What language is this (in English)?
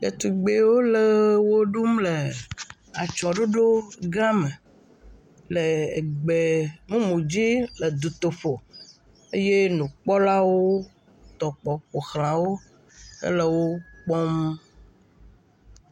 Ewe